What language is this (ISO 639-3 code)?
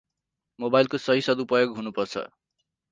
nep